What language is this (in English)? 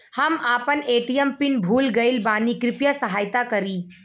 Bhojpuri